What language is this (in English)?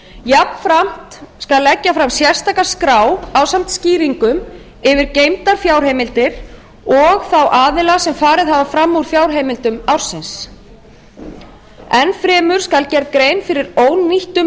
Icelandic